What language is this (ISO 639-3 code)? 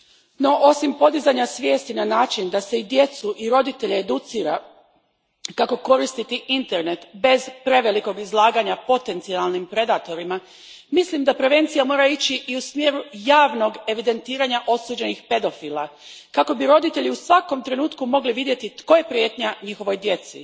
hrv